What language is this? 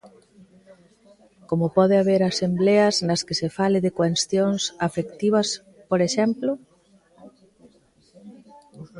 Galician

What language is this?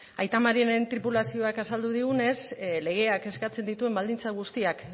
Basque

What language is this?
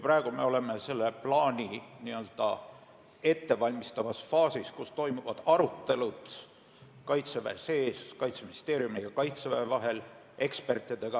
Estonian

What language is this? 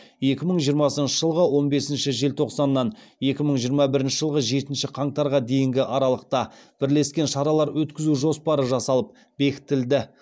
Kazakh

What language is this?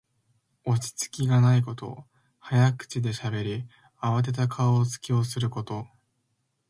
Japanese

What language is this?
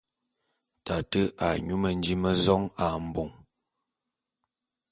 Bulu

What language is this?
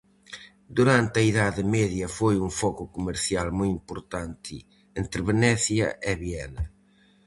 Galician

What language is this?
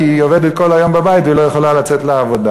Hebrew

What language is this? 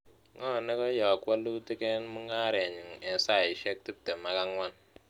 Kalenjin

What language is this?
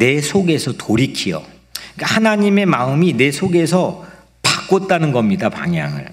Korean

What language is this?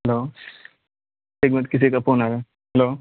Urdu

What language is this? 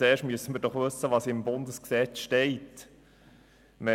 Swiss German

